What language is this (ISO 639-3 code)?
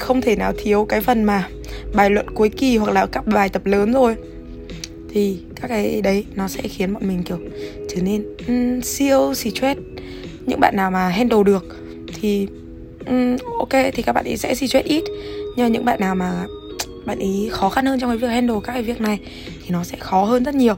vie